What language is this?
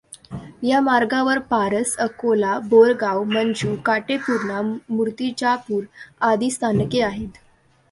Marathi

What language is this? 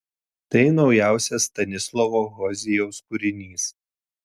Lithuanian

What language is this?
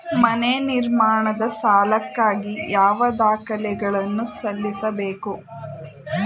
Kannada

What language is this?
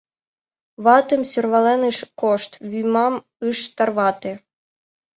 Mari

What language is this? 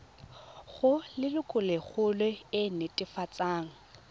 Tswana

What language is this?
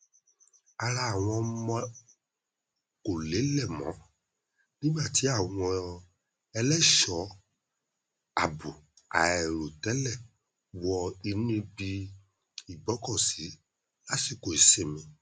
Yoruba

